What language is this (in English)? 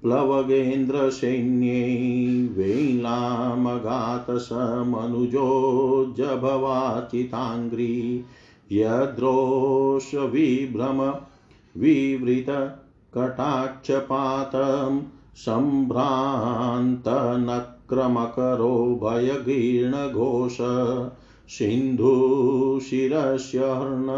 Hindi